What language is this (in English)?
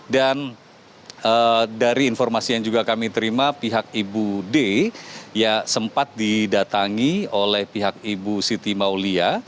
Indonesian